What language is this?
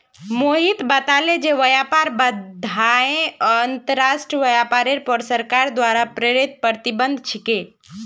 Magahi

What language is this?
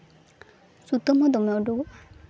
Santali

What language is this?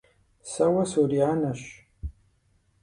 Kabardian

